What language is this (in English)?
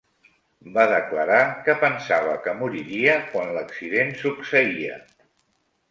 Catalan